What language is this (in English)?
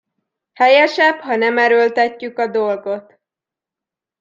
Hungarian